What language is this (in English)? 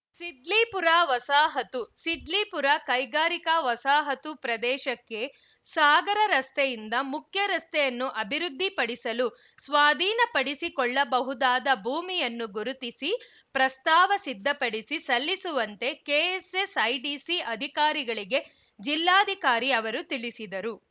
Kannada